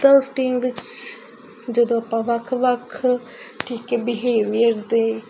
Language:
Punjabi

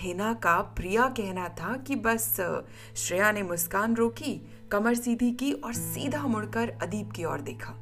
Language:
Hindi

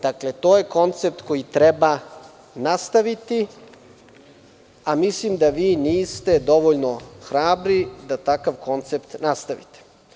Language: Serbian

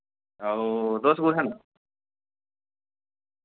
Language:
Dogri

